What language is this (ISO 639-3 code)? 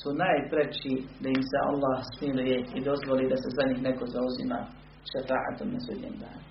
hrv